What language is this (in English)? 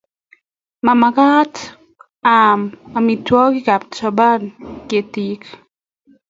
Kalenjin